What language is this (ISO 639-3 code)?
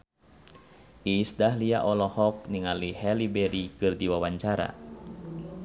sun